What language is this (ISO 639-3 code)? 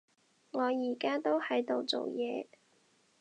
yue